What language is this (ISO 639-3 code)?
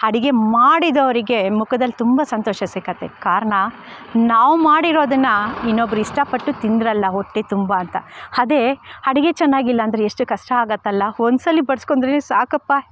kan